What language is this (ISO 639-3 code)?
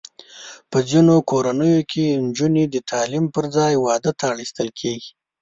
pus